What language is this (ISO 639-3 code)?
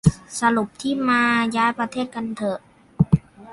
tha